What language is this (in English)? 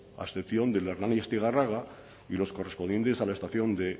Spanish